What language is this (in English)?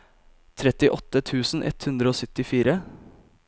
Norwegian